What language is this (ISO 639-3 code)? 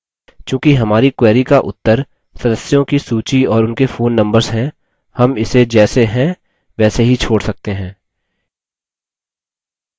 hin